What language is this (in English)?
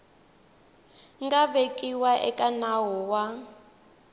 Tsonga